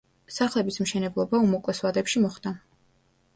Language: Georgian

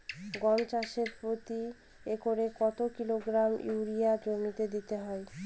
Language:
Bangla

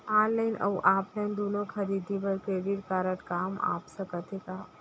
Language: Chhattisgarhi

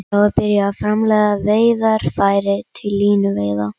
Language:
Icelandic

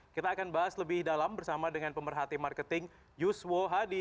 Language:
Indonesian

